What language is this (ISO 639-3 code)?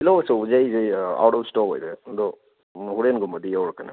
mni